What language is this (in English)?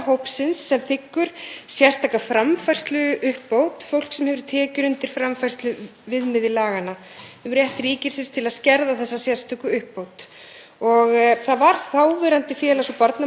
Icelandic